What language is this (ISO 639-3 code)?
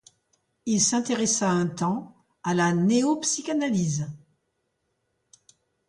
fra